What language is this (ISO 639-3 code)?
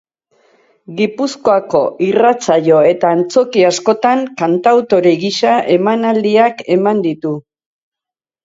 eus